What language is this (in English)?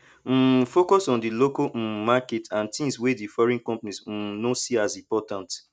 Nigerian Pidgin